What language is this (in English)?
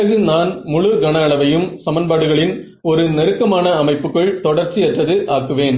Tamil